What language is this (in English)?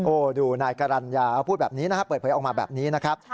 Thai